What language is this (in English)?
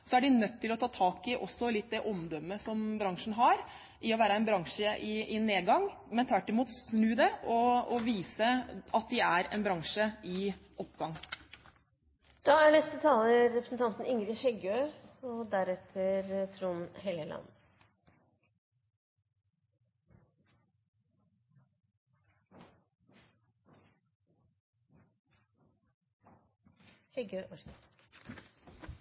Norwegian